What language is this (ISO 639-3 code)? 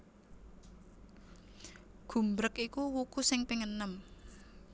jav